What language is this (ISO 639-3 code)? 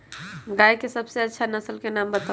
mag